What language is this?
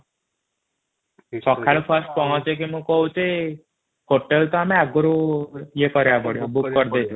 Odia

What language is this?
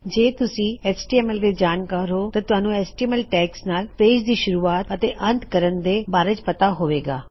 Punjabi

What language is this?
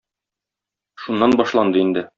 Tatar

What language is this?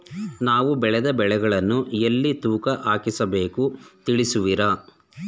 Kannada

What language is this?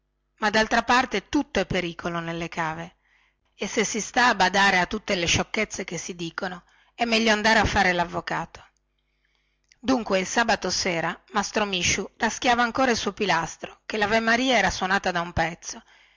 Italian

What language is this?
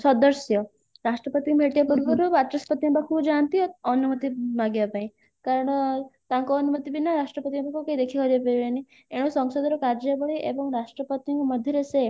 Odia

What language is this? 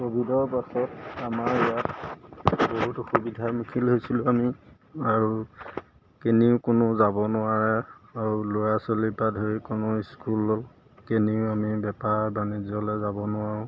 Assamese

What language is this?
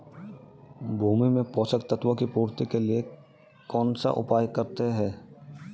Hindi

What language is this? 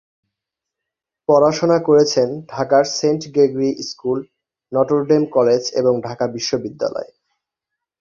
Bangla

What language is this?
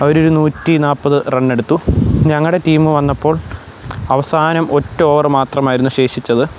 Malayalam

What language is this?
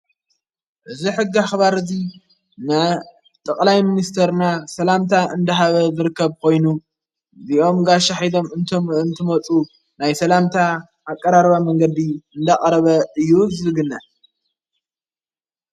Tigrinya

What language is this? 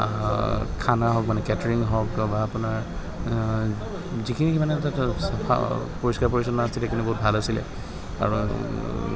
Assamese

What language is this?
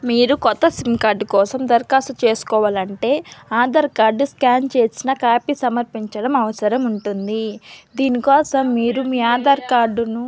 Telugu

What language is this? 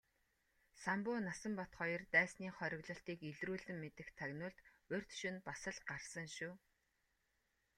Mongolian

